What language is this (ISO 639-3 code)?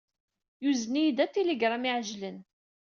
kab